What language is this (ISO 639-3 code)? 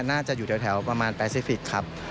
tha